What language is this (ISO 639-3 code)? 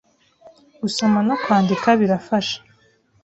kin